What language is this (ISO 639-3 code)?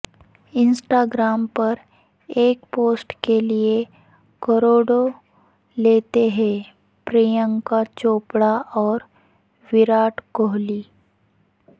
urd